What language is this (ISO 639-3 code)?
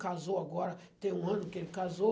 por